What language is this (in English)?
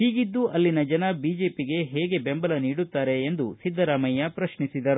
Kannada